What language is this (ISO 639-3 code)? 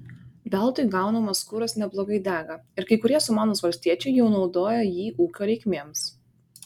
lit